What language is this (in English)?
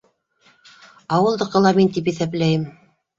Bashkir